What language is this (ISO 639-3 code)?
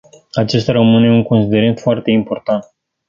ron